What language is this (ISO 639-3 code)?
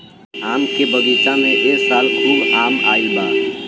bho